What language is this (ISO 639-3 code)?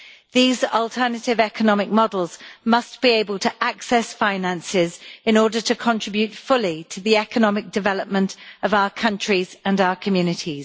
eng